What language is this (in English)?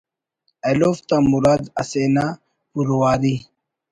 Brahui